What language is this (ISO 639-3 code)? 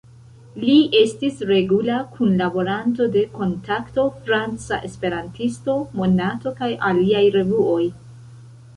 epo